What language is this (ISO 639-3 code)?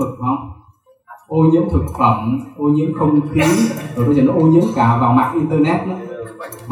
vie